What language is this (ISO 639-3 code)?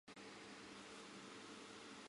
zho